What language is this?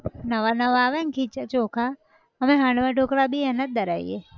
Gujarati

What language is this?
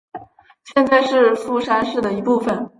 Chinese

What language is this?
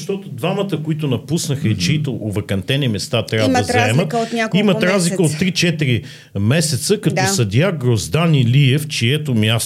Bulgarian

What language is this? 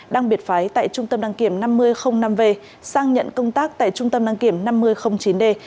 Vietnamese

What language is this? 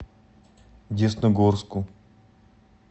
Russian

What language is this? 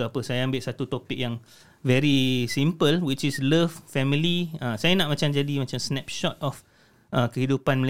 Malay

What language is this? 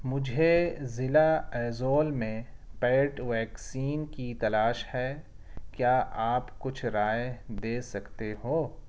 Urdu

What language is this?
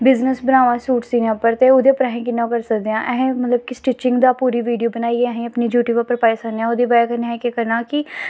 Dogri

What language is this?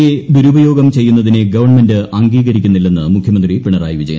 Malayalam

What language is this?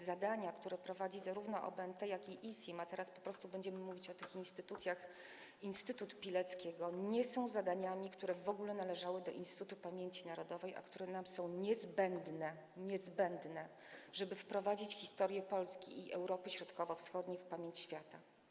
Polish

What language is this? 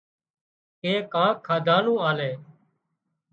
Wadiyara Koli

